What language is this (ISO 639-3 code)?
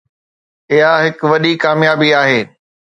snd